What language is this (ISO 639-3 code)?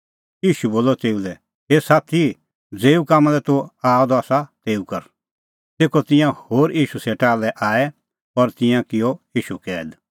kfx